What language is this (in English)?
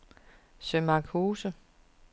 Danish